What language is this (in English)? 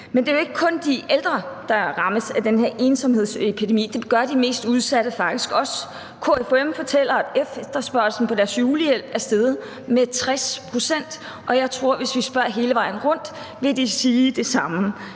Danish